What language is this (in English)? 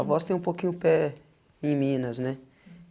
Portuguese